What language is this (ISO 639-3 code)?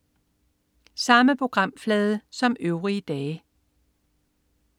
dan